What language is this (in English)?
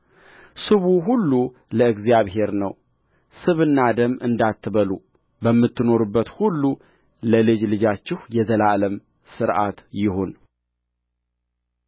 Amharic